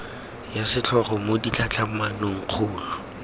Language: Tswana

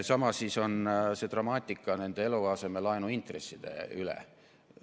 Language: Estonian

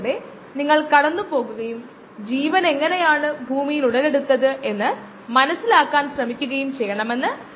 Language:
Malayalam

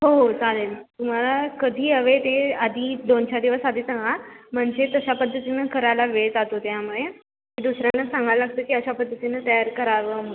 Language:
Marathi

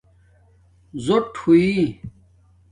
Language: Domaaki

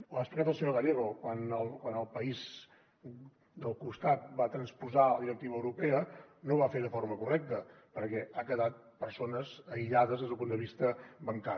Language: Catalan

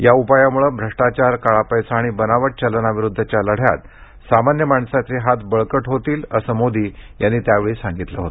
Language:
Marathi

